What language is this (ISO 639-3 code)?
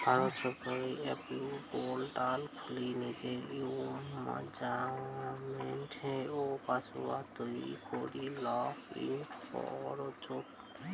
ben